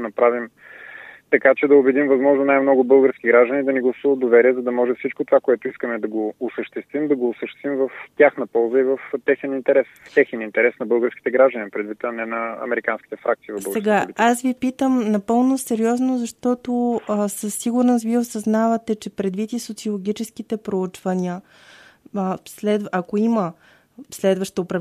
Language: Bulgarian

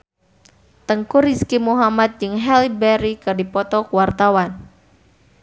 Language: Sundanese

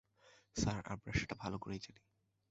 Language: Bangla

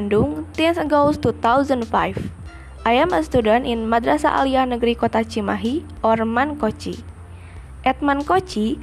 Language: Indonesian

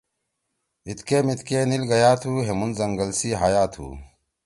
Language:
Torwali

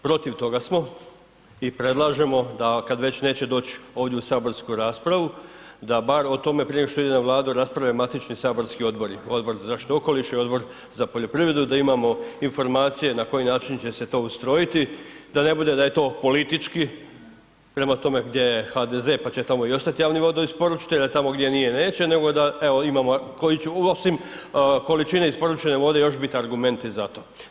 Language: Croatian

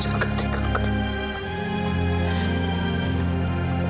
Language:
Indonesian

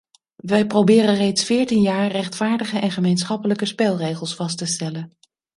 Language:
Dutch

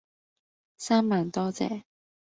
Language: Cantonese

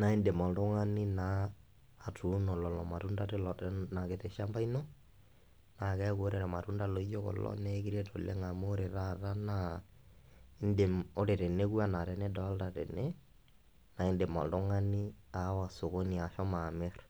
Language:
Masai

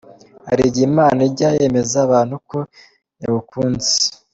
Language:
Kinyarwanda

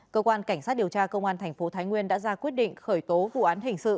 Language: Vietnamese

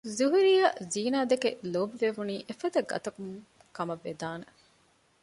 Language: Divehi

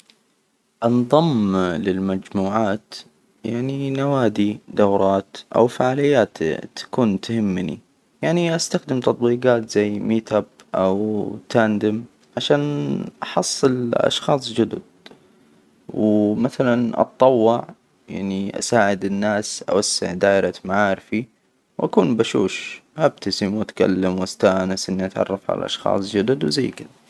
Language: Hijazi Arabic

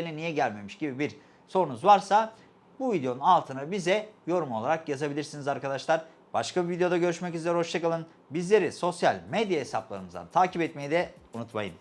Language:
Turkish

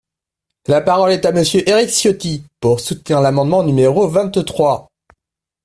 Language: French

